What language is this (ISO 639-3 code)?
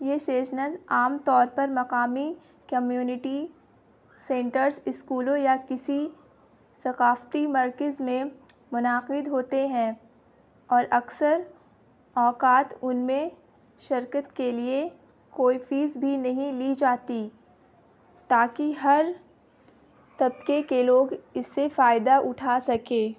urd